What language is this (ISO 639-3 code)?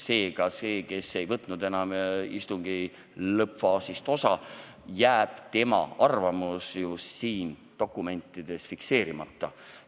est